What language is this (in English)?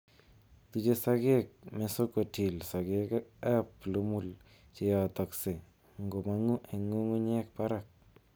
Kalenjin